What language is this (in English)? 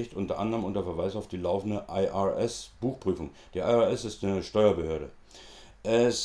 German